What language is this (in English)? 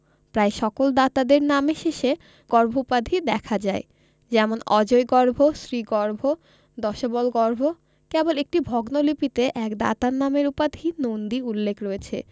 Bangla